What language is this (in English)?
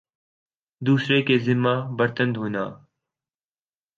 Urdu